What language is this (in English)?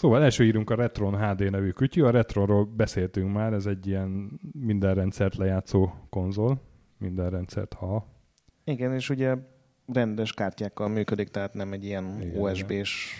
Hungarian